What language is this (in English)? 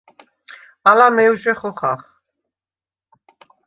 Svan